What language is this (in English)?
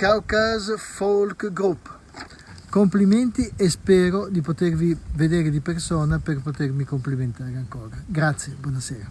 Italian